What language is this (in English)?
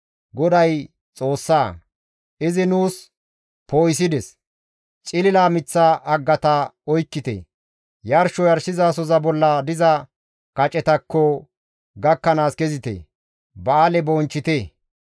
Gamo